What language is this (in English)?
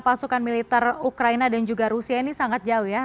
Indonesian